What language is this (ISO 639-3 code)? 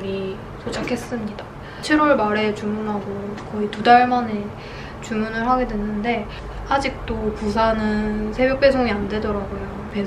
kor